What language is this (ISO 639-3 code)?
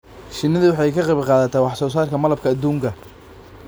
som